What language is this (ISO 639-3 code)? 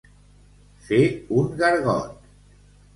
cat